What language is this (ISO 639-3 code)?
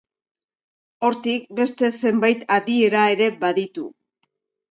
eus